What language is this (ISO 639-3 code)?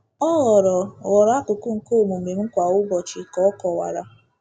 ibo